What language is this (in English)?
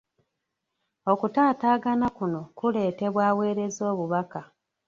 Ganda